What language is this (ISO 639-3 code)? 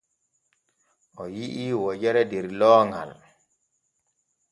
fue